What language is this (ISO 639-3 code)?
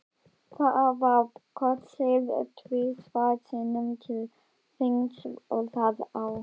isl